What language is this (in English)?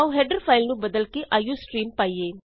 Punjabi